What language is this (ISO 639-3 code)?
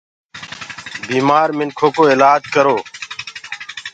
ggg